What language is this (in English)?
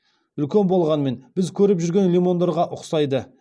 Kazakh